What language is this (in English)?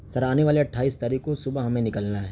Urdu